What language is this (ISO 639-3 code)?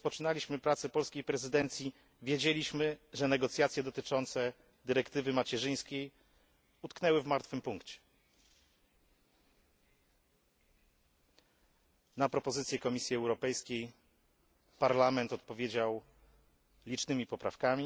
pol